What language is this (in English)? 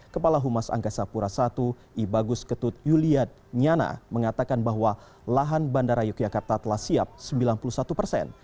Indonesian